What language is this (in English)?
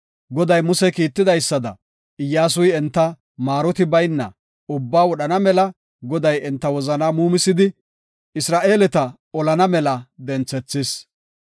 Gofa